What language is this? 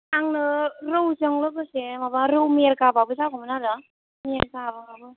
Bodo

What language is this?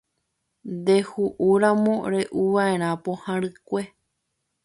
Guarani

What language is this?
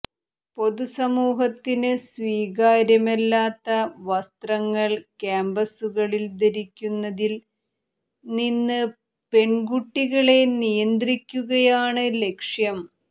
Malayalam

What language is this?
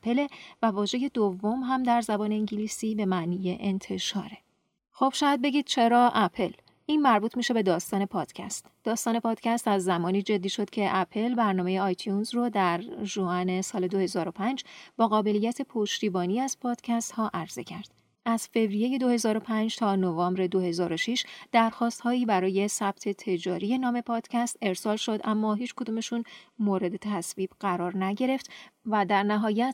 Persian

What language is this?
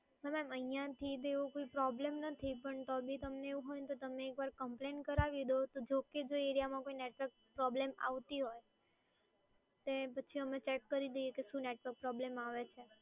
Gujarati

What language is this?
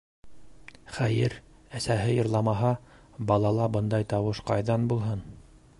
Bashkir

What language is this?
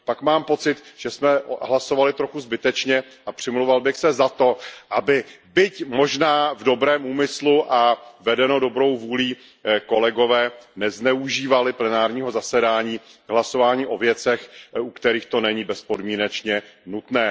Czech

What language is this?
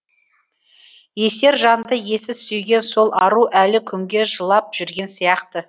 Kazakh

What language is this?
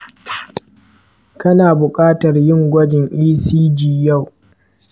Hausa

